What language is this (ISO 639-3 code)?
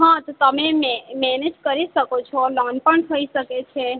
guj